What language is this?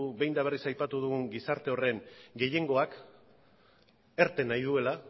Basque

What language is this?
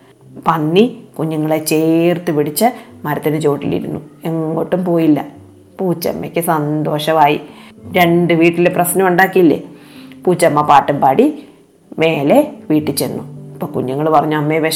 Malayalam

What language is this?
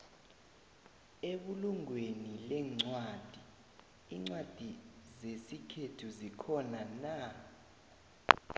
South Ndebele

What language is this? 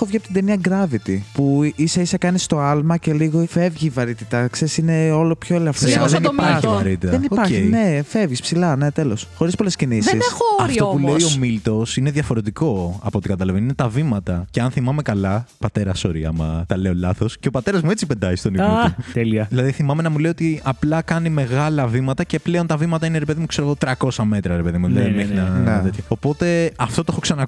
Greek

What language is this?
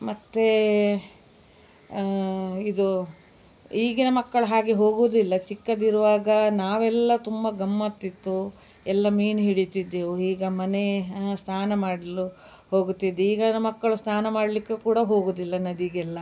Kannada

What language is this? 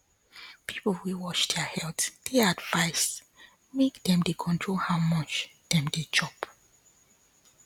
Nigerian Pidgin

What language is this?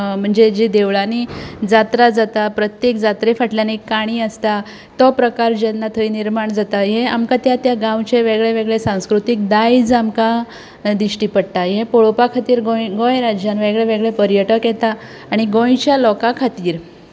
Konkani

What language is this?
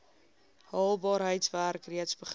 Afrikaans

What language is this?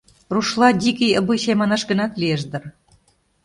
Mari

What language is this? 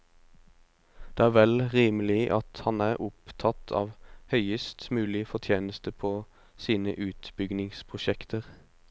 Norwegian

